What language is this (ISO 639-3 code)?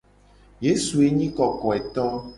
gej